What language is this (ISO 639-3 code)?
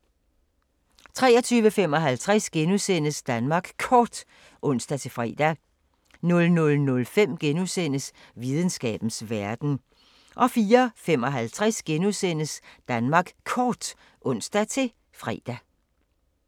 dan